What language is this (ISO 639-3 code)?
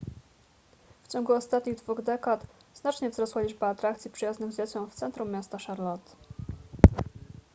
pol